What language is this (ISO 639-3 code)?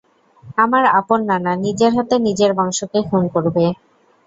ben